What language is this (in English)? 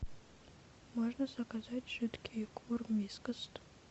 Russian